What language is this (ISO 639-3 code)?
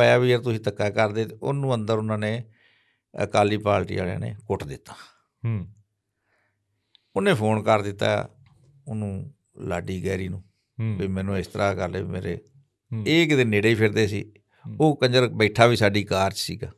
pan